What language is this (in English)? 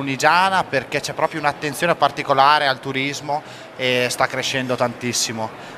Italian